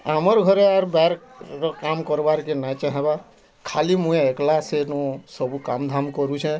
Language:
Odia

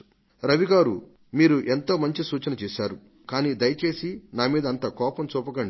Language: Telugu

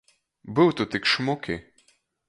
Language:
Latgalian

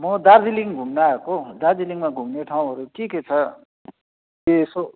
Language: Nepali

